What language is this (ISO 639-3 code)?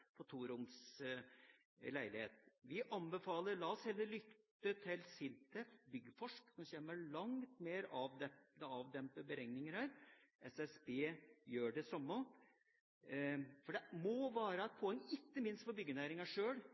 nob